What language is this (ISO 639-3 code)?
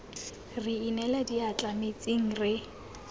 tsn